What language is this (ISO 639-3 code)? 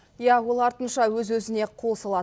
kaz